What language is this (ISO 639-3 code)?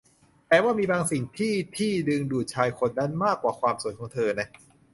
tha